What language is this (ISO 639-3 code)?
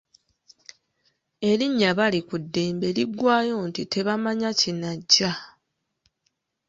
lug